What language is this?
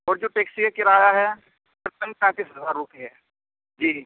Urdu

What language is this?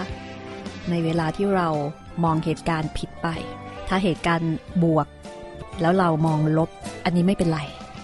Thai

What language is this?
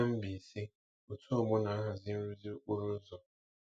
Igbo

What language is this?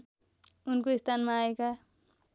Nepali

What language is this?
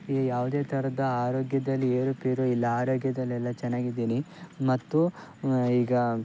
Kannada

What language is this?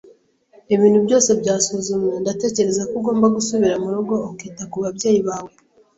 Kinyarwanda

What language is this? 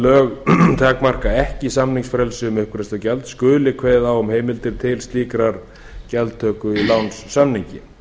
Icelandic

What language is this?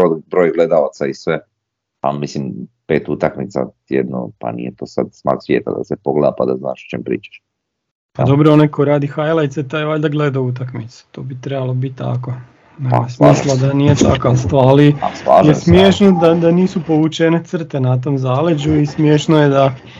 Croatian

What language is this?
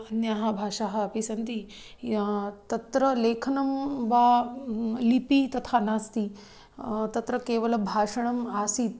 Sanskrit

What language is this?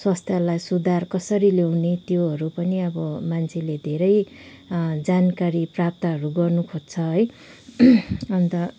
Nepali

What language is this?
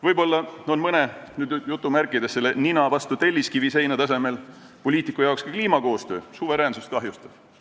Estonian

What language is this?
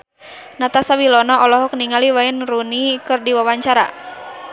Sundanese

